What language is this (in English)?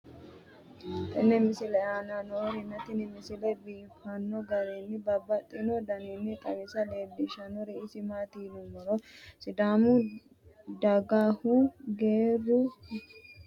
Sidamo